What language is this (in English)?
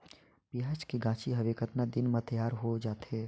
Chhattisgarhi